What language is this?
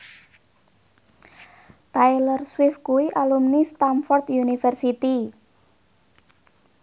Javanese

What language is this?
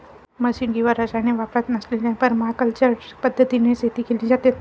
Marathi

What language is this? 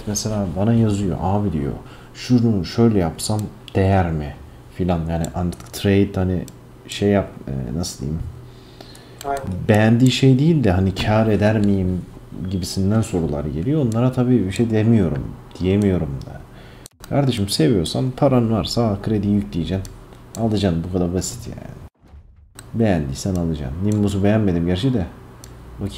Turkish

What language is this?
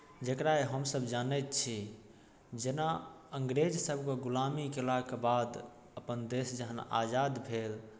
Maithili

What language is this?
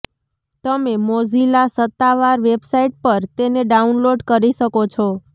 Gujarati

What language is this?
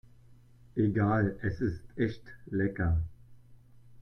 German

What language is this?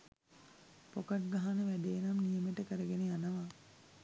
Sinhala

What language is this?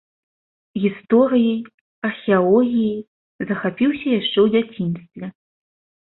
Belarusian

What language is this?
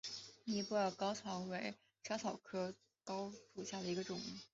Chinese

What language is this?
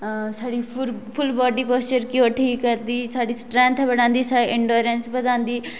Dogri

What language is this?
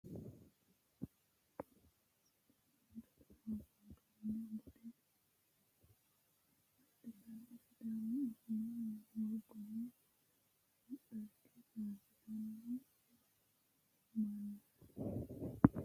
Sidamo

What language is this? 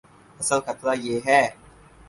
Urdu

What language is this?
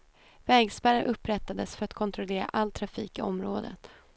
Swedish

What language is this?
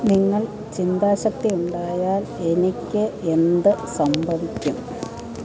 Malayalam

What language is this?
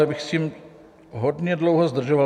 Czech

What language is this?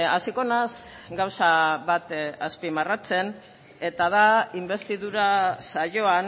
Basque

